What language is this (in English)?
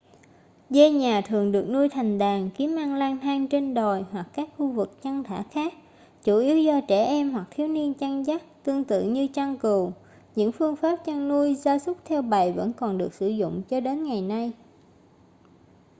Vietnamese